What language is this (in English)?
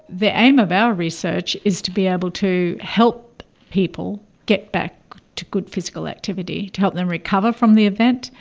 English